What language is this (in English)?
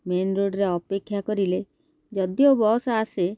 Odia